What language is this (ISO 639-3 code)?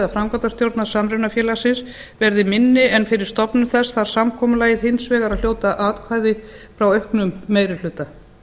isl